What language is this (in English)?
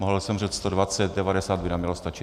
Czech